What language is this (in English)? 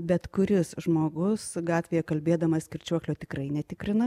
Lithuanian